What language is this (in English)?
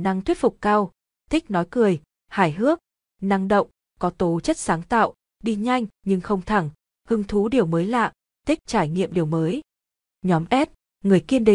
Vietnamese